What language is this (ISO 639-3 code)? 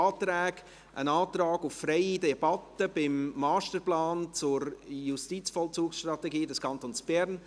gsw